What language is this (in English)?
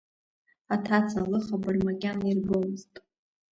Abkhazian